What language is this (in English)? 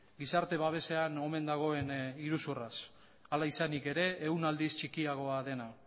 Basque